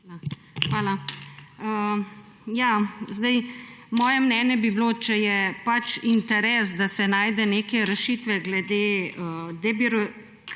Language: Slovenian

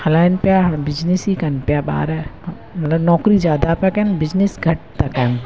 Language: Sindhi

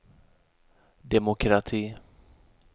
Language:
Swedish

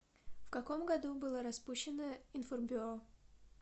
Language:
Russian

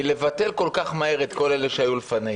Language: Hebrew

